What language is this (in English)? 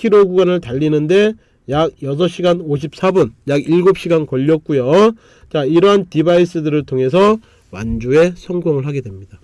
Korean